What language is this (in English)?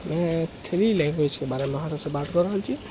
Maithili